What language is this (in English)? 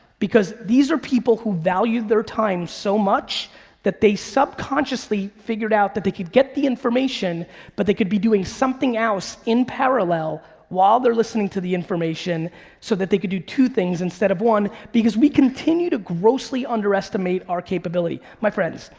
English